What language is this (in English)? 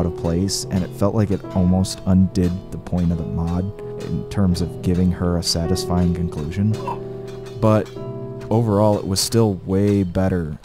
English